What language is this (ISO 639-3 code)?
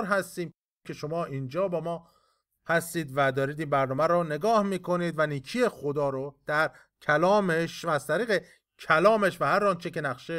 fas